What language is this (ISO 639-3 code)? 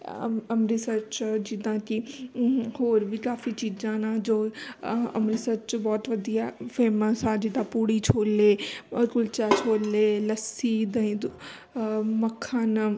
pan